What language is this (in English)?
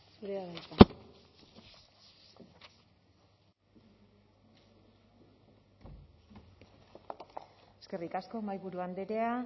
Basque